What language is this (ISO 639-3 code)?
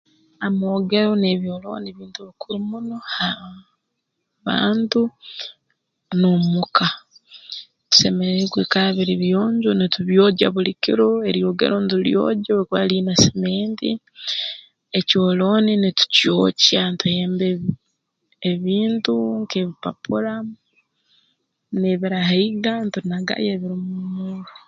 ttj